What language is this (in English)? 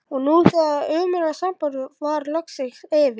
Icelandic